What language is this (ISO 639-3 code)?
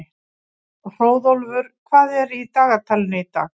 isl